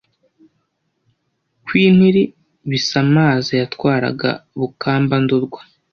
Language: Kinyarwanda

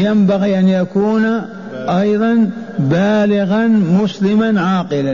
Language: Arabic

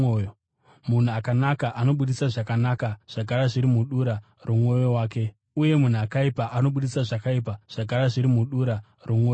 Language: Shona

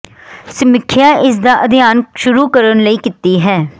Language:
Punjabi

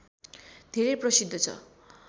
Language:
Nepali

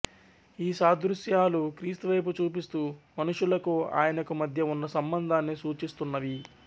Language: Telugu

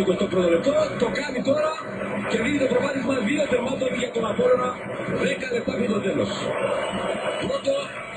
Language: Greek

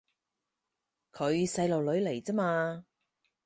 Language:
Cantonese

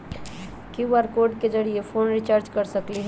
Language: Magahi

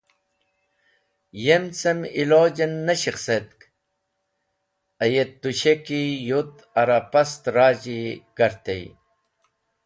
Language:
Wakhi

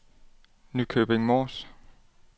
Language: Danish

